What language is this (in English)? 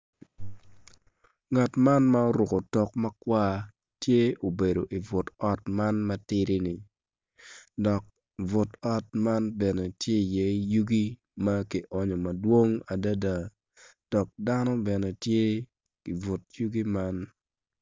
Acoli